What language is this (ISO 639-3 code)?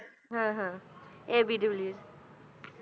pan